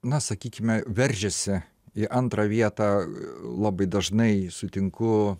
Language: Lithuanian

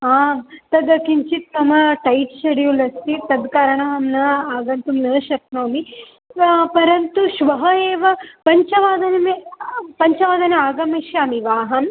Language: Sanskrit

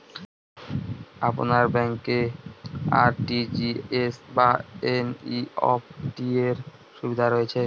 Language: Bangla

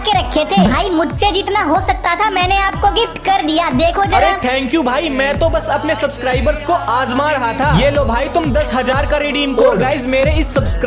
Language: Hindi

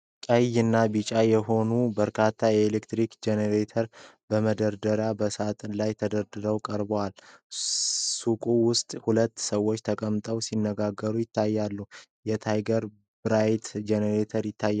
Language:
Amharic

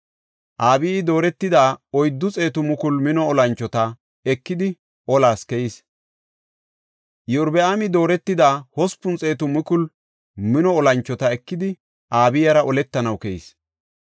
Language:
Gofa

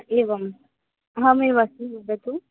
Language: Sanskrit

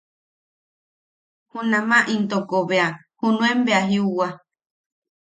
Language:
Yaqui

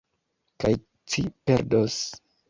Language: Esperanto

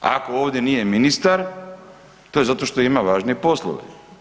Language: Croatian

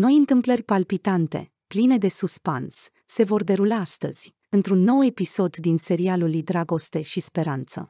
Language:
Romanian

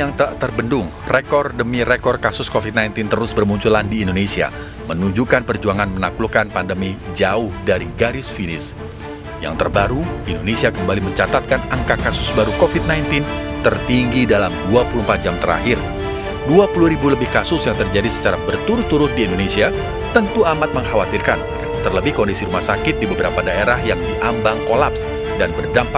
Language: Indonesian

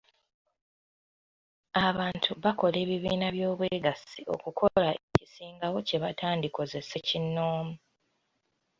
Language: Ganda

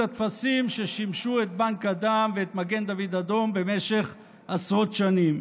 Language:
Hebrew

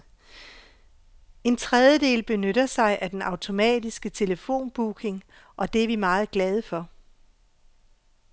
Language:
Danish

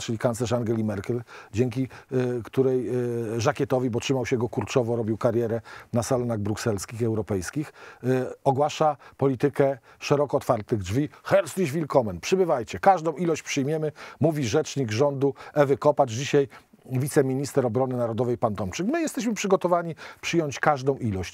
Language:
Polish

